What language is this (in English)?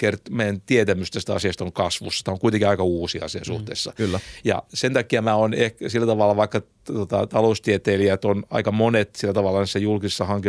Finnish